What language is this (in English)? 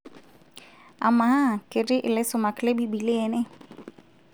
Masai